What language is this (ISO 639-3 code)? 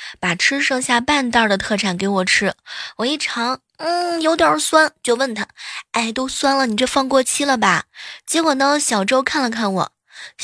zho